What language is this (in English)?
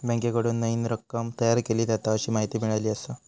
Marathi